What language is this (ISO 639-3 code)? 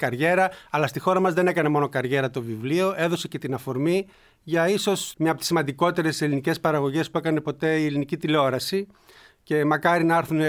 ell